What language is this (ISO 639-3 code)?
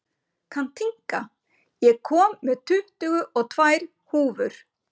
isl